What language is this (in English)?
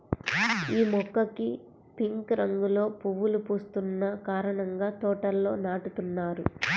Telugu